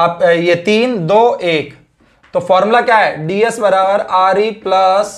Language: Hindi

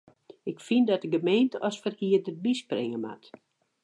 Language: Western Frisian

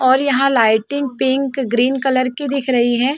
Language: Hindi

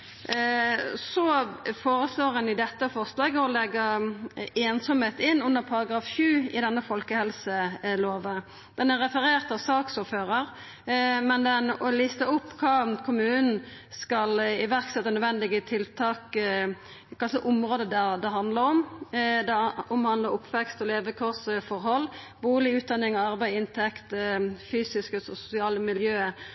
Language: Norwegian Nynorsk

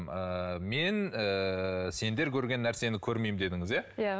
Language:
Kazakh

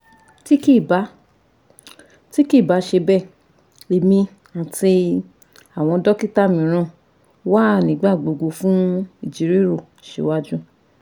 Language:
Yoruba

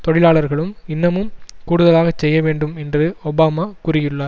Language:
Tamil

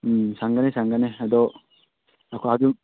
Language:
Manipuri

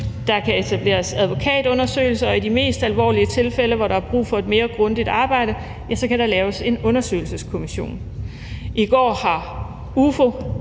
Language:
Danish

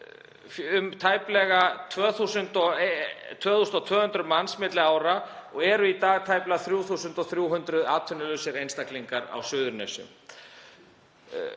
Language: Icelandic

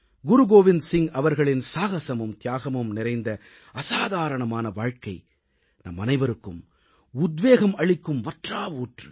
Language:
Tamil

